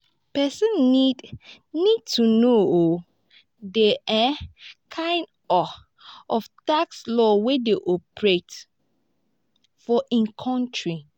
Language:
Nigerian Pidgin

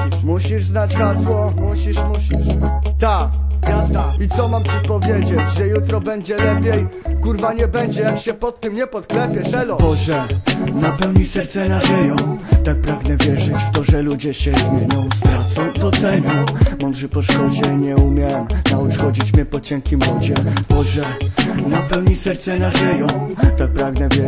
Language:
Polish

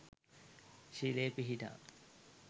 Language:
Sinhala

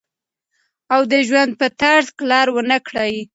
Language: Pashto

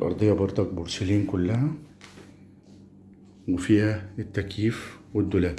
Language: Arabic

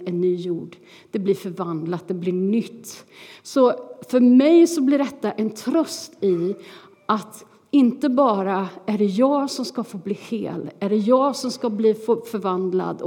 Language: Swedish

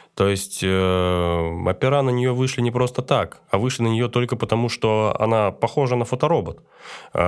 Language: Russian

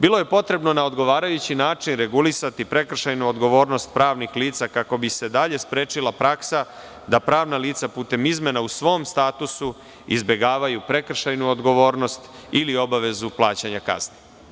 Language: Serbian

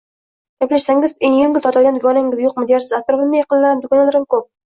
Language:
Uzbek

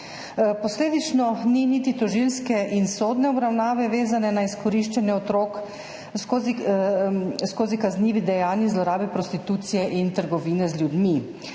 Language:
Slovenian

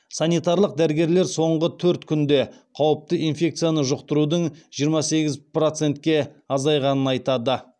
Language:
Kazakh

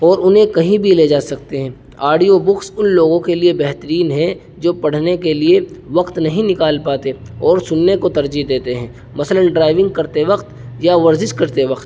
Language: Urdu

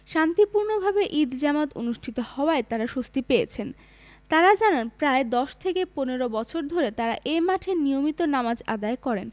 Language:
Bangla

